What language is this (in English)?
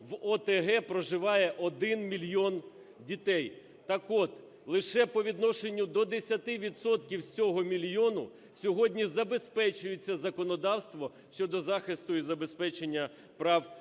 Ukrainian